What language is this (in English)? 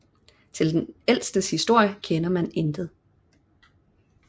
Danish